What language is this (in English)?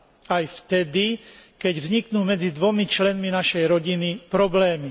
Slovak